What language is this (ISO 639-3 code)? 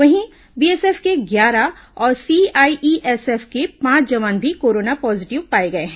hin